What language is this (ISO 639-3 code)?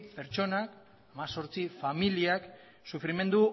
eus